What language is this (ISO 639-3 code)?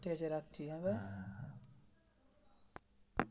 ben